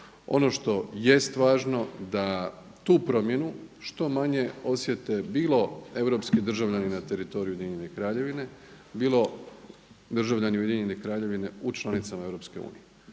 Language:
Croatian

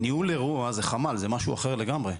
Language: Hebrew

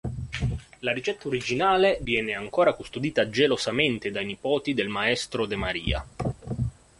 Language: Italian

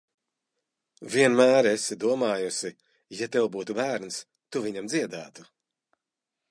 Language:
Latvian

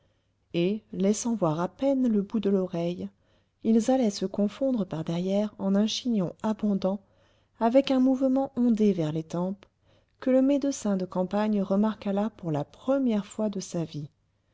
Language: French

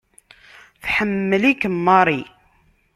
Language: Kabyle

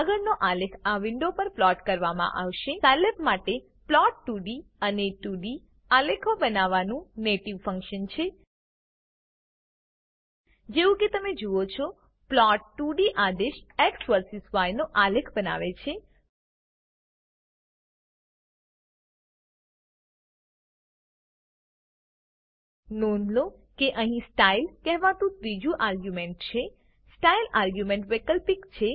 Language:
Gujarati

